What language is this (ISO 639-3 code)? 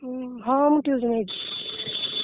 ori